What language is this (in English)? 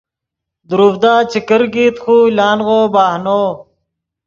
Yidgha